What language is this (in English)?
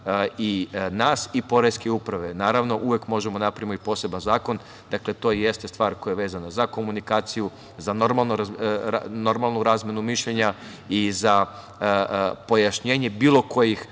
Serbian